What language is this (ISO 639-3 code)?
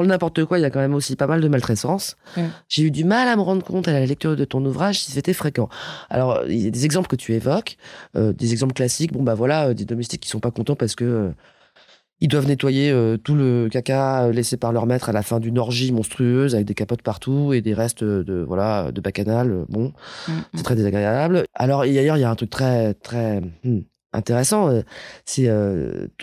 fra